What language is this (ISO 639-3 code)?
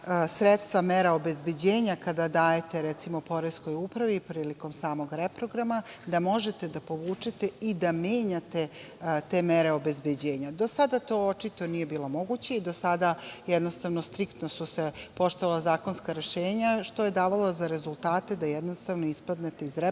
srp